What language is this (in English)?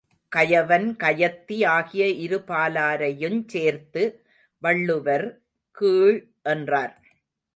Tamil